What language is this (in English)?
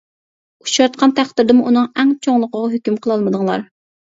Uyghur